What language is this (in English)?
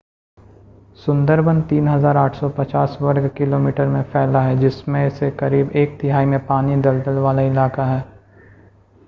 Hindi